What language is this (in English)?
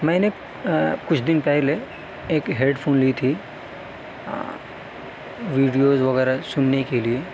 Urdu